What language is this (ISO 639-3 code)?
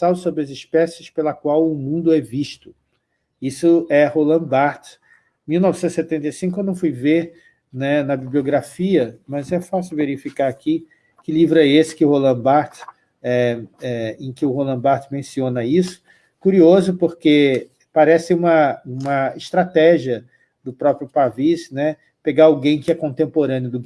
por